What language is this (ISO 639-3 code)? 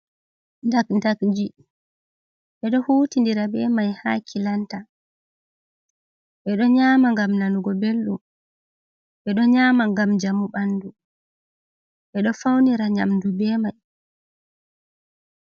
ful